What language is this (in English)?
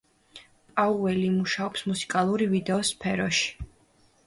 Georgian